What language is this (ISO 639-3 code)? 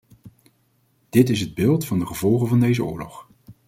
nld